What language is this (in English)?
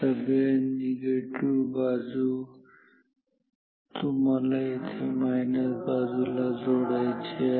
Marathi